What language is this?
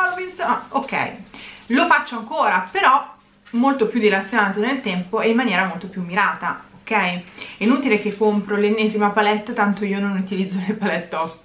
Italian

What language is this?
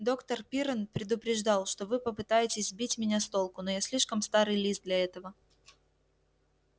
Russian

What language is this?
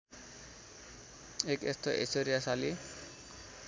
Nepali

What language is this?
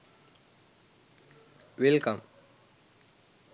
Sinhala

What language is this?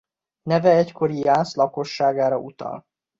Hungarian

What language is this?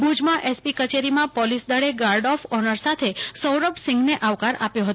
Gujarati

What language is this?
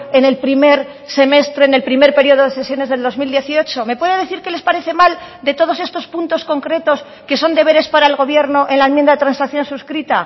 Spanish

